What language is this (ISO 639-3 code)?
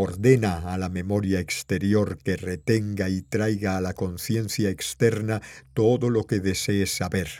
spa